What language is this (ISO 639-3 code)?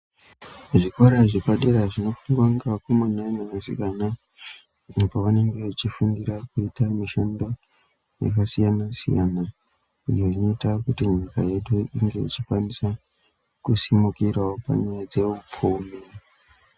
ndc